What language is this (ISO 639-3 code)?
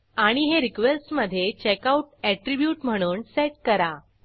mar